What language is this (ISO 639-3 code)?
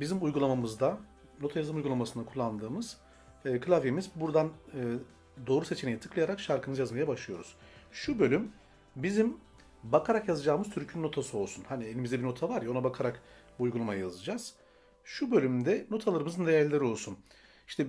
tur